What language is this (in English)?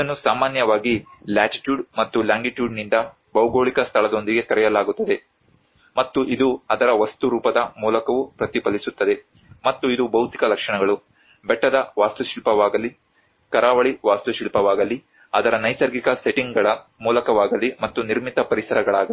Kannada